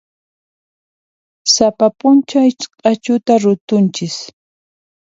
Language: Puno Quechua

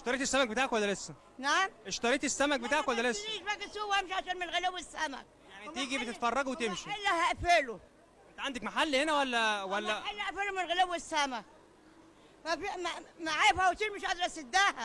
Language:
Arabic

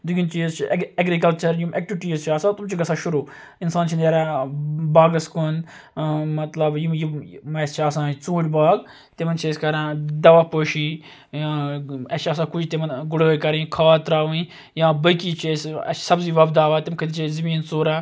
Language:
Kashmiri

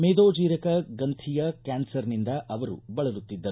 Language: Kannada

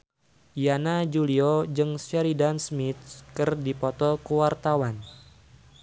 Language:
Sundanese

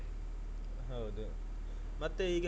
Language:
Kannada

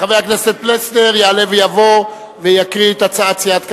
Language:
Hebrew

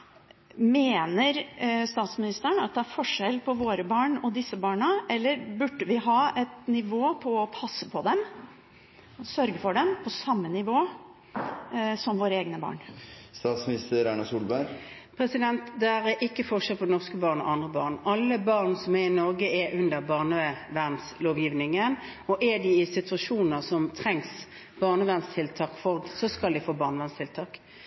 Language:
Norwegian Bokmål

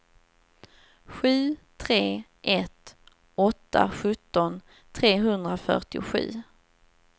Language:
Swedish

